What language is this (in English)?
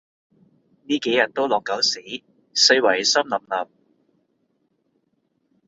Cantonese